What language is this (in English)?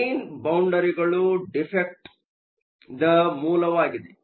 Kannada